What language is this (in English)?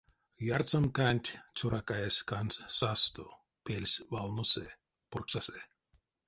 Erzya